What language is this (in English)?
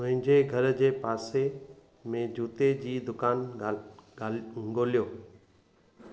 Sindhi